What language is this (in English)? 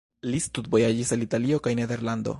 Esperanto